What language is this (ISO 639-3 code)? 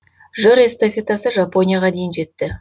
kaz